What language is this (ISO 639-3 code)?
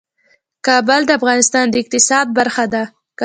pus